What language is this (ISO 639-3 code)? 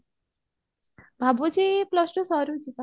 ori